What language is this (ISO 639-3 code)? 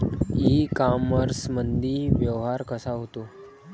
mar